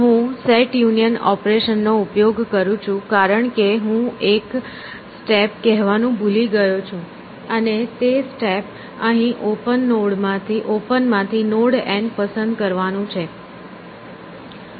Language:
Gujarati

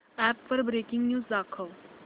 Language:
Marathi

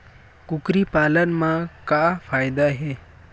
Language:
Chhattisgarhi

